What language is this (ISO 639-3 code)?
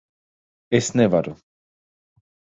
lav